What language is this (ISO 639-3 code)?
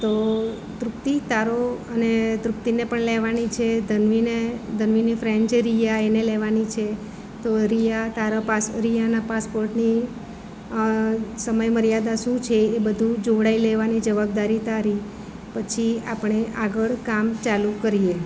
guj